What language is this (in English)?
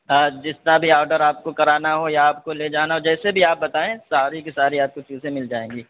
Urdu